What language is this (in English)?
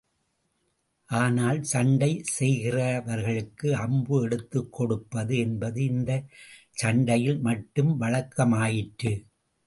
Tamil